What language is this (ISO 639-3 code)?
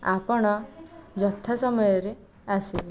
ori